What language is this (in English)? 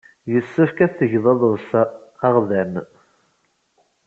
Kabyle